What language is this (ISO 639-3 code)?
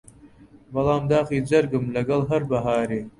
ckb